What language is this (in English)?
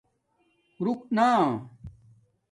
Domaaki